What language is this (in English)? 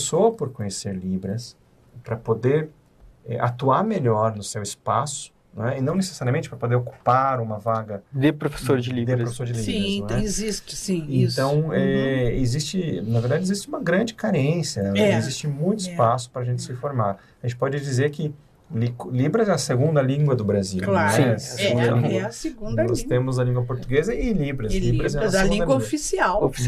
Portuguese